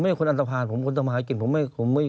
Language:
Thai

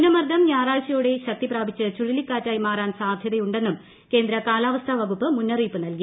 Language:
Malayalam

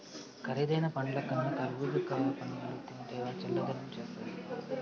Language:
Telugu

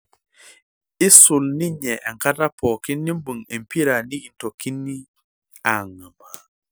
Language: Masai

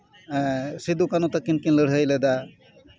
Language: Santali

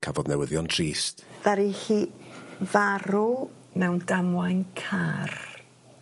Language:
Welsh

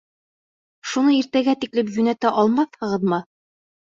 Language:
Bashkir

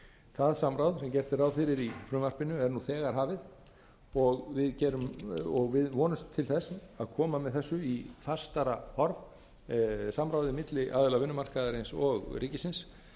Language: Icelandic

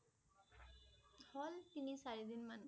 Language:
Assamese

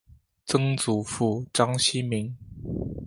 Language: Chinese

